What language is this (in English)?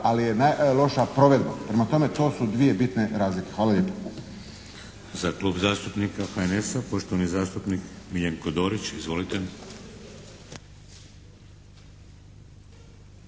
Croatian